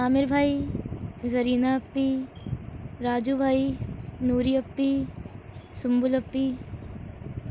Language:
Urdu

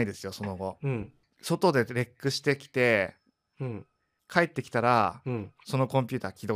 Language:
Japanese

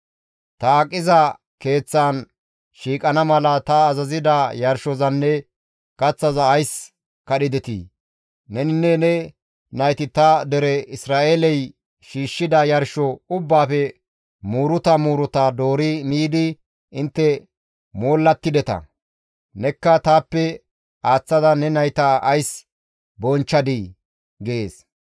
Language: Gamo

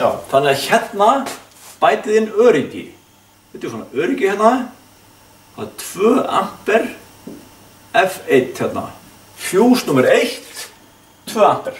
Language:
Dutch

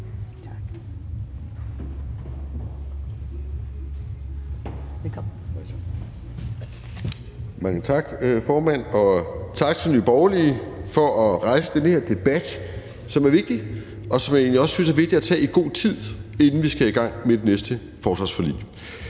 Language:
Danish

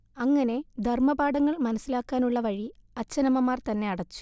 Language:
Malayalam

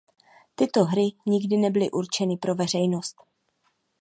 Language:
Czech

